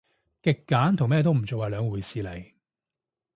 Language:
Cantonese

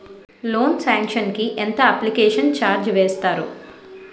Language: Telugu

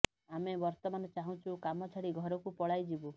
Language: Odia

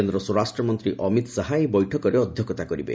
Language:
Odia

